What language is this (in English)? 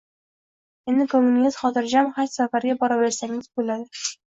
Uzbek